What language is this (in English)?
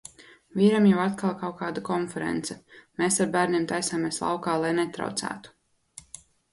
Latvian